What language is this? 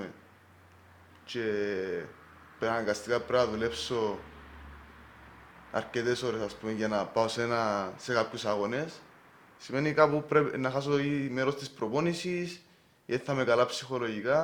Greek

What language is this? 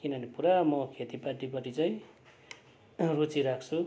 Nepali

